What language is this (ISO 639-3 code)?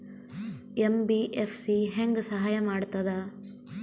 kan